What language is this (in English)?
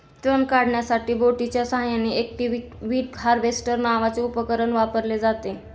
Marathi